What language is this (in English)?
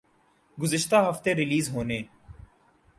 Urdu